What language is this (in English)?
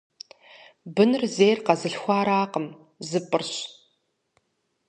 Kabardian